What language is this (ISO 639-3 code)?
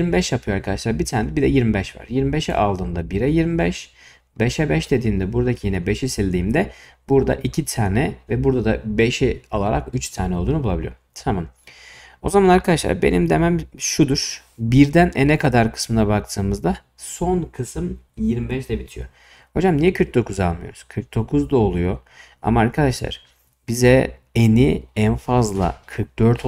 tur